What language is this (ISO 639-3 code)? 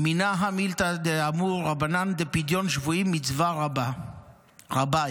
heb